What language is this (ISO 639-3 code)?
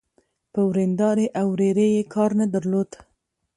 pus